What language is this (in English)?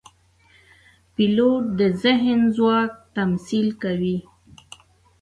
Pashto